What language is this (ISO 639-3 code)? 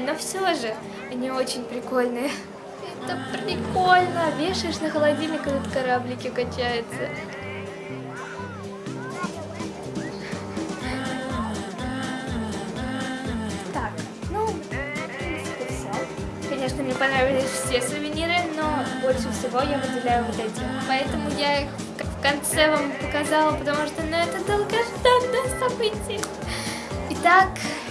rus